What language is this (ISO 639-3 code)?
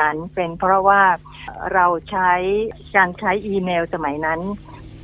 tha